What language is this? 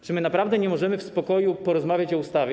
Polish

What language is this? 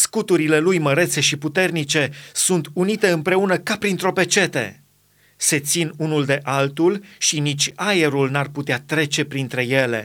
Romanian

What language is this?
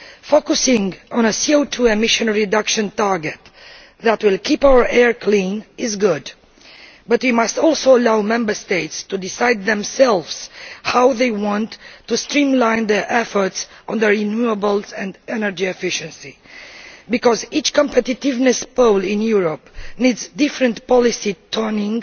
English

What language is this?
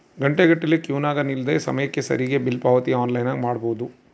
Kannada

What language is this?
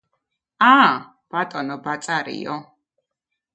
Georgian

